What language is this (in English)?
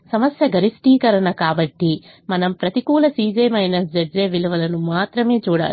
Telugu